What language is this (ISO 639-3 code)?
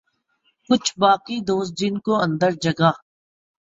urd